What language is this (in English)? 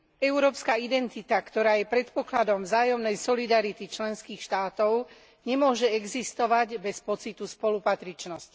Slovak